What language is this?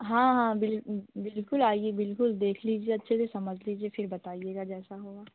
Hindi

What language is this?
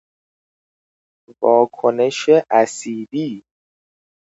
Persian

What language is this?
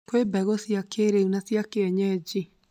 Kikuyu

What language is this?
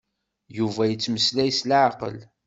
Kabyle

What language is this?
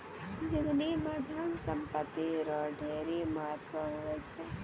Maithili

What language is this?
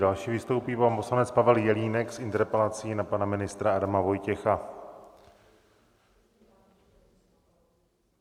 Czech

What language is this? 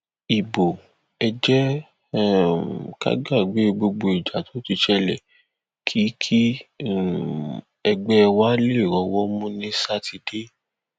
Yoruba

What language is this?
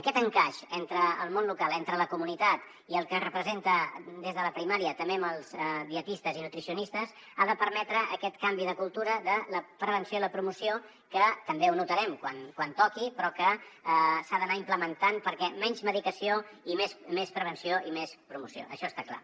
Catalan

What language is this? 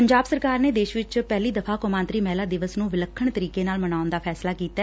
Punjabi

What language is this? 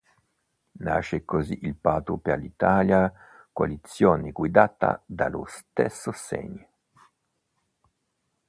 Italian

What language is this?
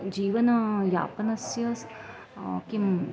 Sanskrit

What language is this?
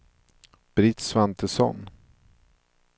Swedish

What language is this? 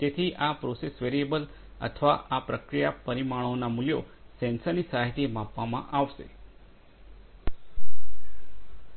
Gujarati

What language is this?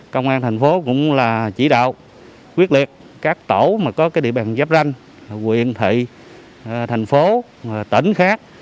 Vietnamese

